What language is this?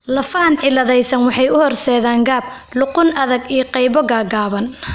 Somali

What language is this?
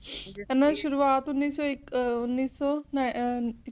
Punjabi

